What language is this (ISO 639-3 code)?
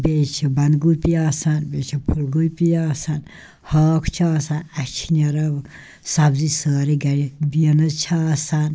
kas